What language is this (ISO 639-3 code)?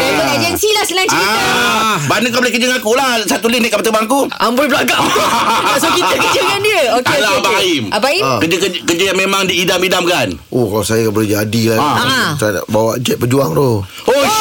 msa